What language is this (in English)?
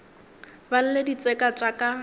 Northern Sotho